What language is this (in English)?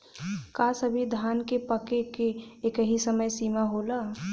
Bhojpuri